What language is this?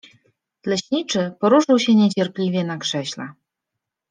Polish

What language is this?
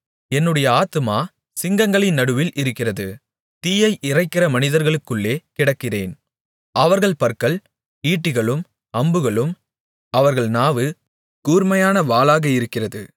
Tamil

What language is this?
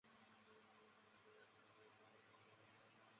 Chinese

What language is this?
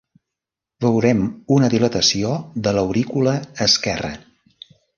Catalan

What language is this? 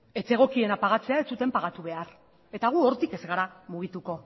Basque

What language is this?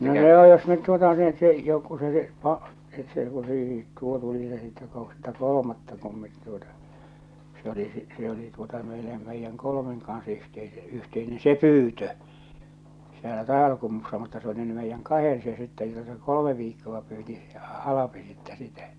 Finnish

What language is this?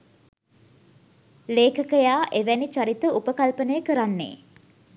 Sinhala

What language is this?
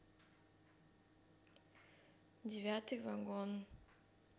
Russian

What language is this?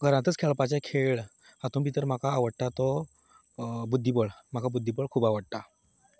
Konkani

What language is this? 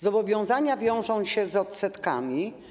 Polish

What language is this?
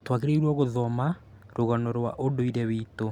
Kikuyu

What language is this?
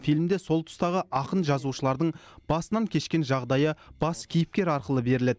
Kazakh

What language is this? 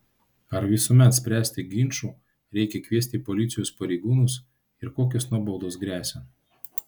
Lithuanian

